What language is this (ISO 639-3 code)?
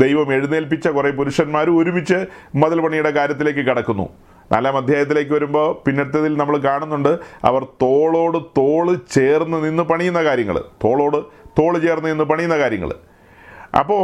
mal